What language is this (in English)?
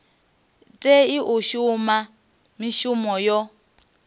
Venda